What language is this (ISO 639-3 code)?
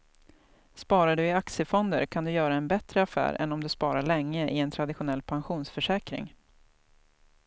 swe